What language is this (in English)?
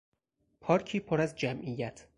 Persian